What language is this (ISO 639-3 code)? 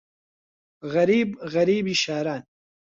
ckb